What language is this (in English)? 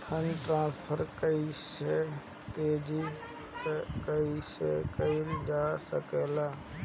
Bhojpuri